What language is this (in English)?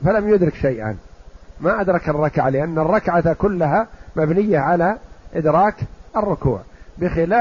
Arabic